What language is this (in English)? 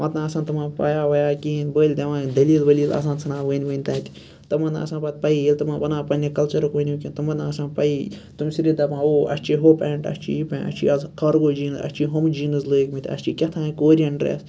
Kashmiri